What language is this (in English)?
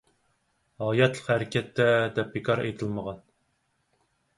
Uyghur